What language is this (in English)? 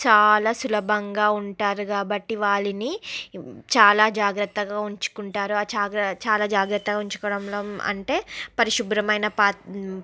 Telugu